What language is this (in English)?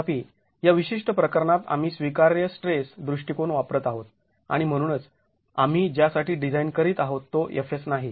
Marathi